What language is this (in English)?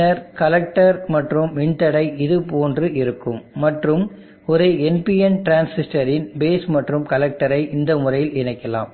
Tamil